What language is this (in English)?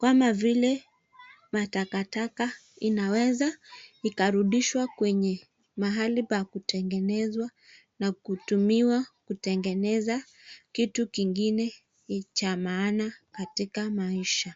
Swahili